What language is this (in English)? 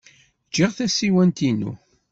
Kabyle